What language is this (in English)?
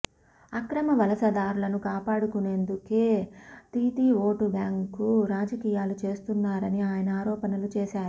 Telugu